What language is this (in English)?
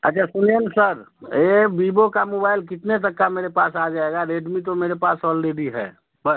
Hindi